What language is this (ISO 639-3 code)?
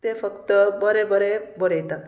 kok